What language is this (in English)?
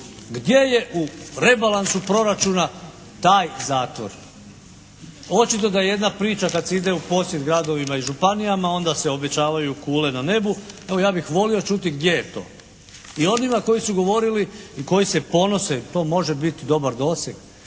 Croatian